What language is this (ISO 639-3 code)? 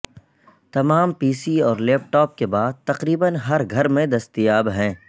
urd